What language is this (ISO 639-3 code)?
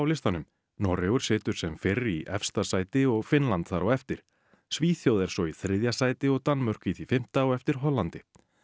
isl